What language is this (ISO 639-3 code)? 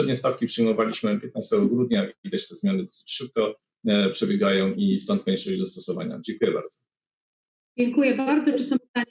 pol